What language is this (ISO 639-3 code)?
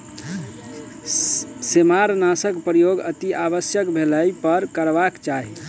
mai